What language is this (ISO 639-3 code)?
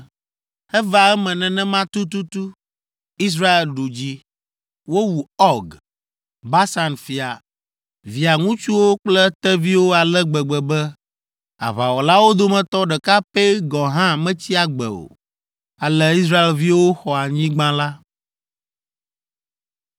ewe